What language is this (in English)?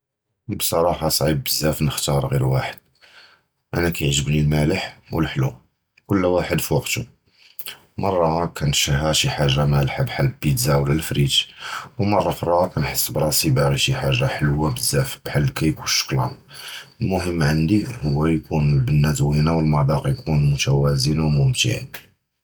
Judeo-Arabic